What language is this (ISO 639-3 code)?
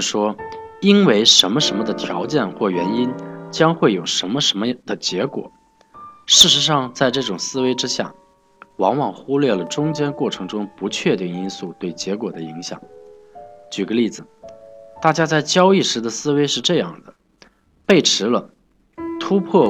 zho